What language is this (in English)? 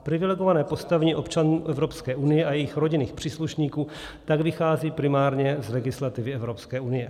Czech